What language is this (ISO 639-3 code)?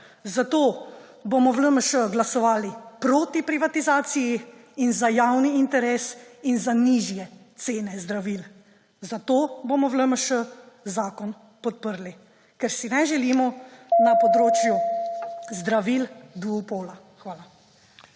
slv